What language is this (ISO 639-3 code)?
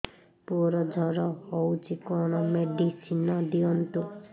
ori